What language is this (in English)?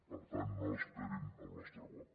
Catalan